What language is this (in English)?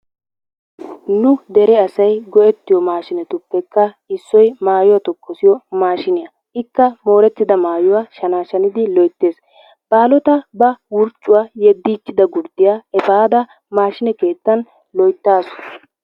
Wolaytta